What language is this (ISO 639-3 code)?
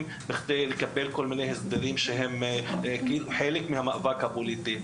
heb